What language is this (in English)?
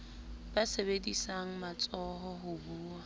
Southern Sotho